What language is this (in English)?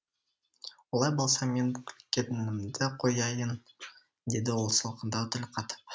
Kazakh